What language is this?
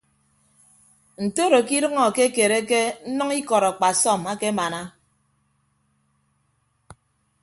Ibibio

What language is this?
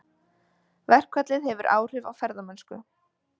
Icelandic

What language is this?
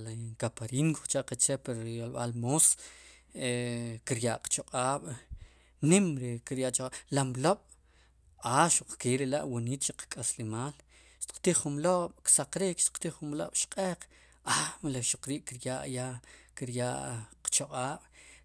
Sipacapense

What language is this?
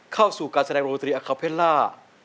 Thai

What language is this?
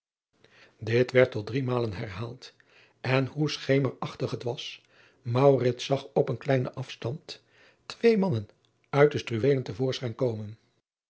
Dutch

